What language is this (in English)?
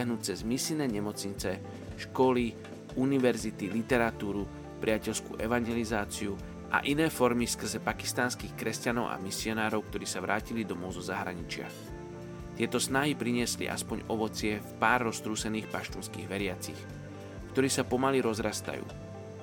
Slovak